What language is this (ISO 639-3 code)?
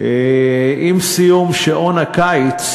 heb